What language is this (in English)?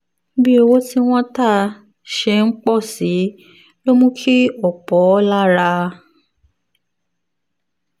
Yoruba